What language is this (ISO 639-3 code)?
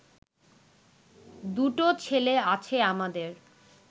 ben